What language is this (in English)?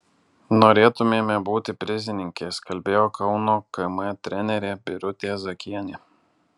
Lithuanian